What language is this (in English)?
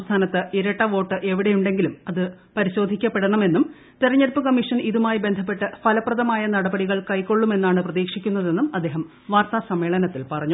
Malayalam